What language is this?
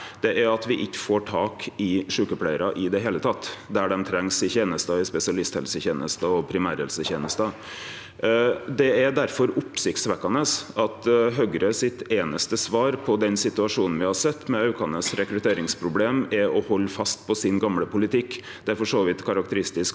Norwegian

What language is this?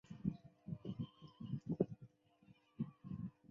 Chinese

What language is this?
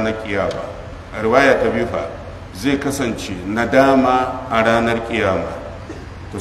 Arabic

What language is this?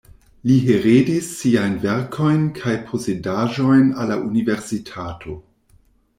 Esperanto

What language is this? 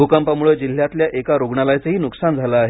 Marathi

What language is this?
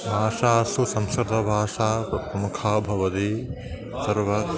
Sanskrit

